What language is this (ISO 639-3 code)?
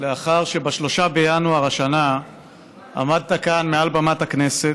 heb